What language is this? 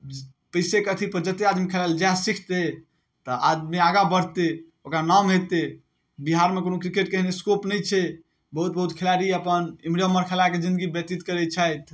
Maithili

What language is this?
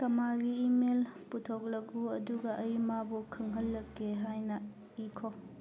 Manipuri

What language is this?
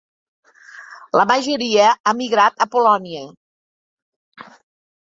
Catalan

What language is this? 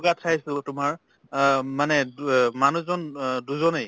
Assamese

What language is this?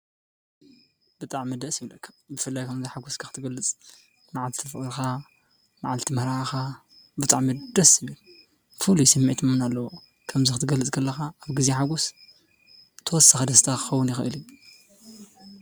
Tigrinya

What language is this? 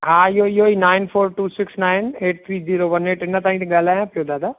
Sindhi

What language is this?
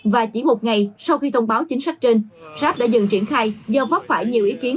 Vietnamese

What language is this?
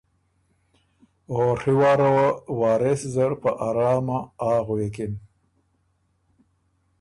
Ormuri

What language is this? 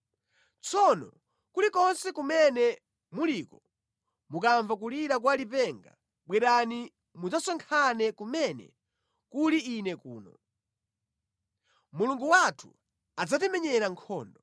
Nyanja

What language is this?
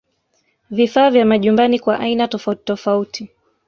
Swahili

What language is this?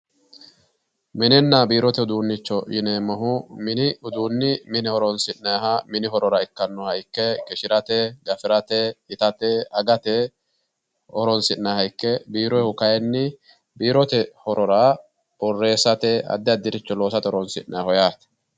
Sidamo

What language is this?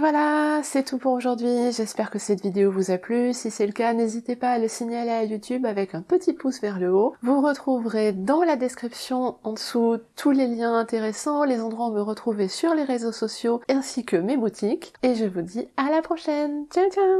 French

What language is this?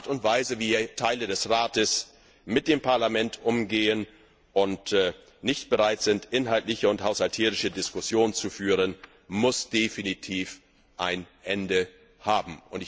German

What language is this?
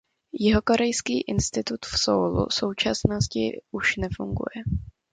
Czech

